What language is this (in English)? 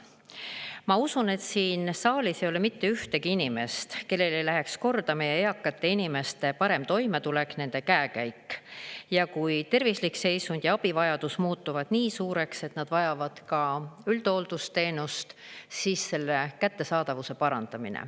Estonian